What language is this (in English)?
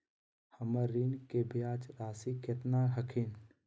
Magahi